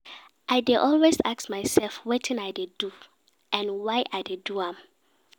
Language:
Nigerian Pidgin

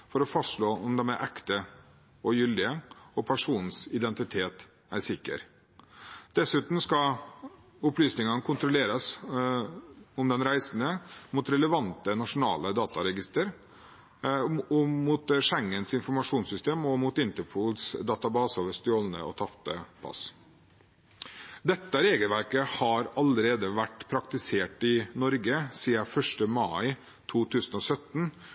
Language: Norwegian Bokmål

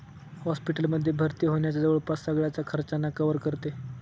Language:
Marathi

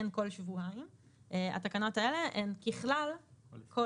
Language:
Hebrew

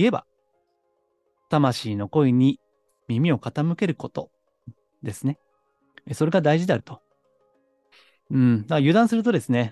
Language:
Japanese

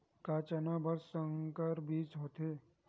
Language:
Chhattisgarhi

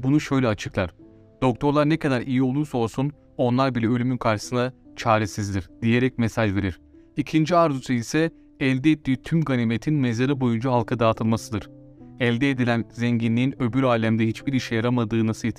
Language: Turkish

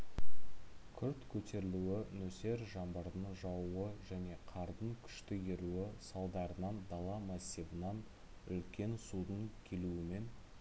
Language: Kazakh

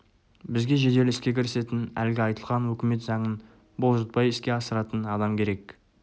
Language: Kazakh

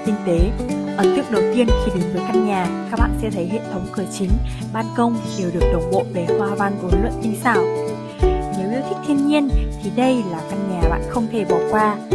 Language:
Vietnamese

